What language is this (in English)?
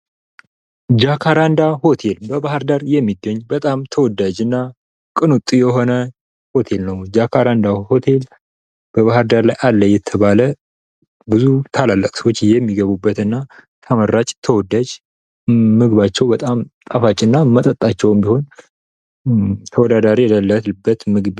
Amharic